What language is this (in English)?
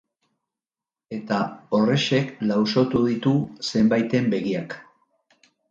Basque